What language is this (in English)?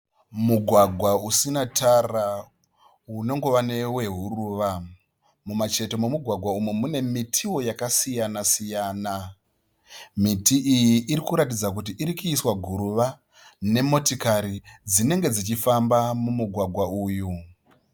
Shona